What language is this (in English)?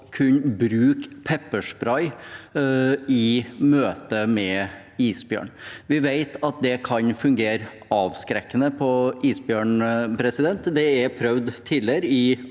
Norwegian